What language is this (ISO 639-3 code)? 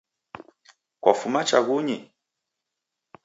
dav